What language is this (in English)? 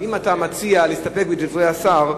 Hebrew